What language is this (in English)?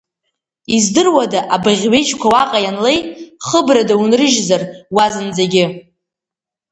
Abkhazian